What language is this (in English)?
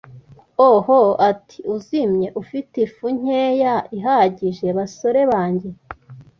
Kinyarwanda